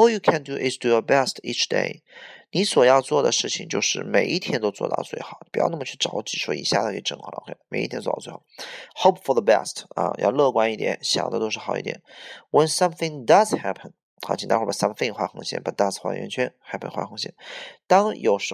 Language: Chinese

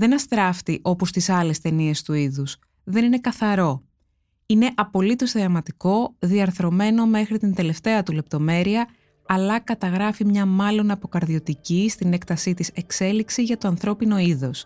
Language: Greek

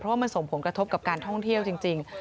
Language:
Thai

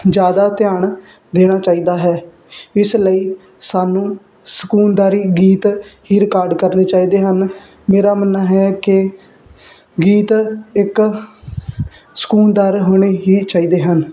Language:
Punjabi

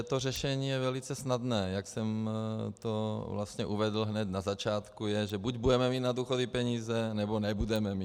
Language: Czech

